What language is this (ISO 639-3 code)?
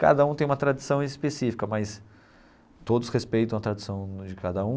por